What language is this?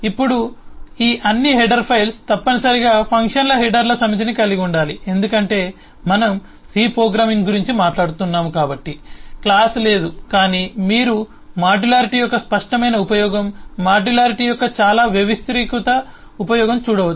Telugu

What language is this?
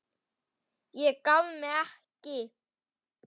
Icelandic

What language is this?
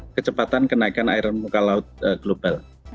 Indonesian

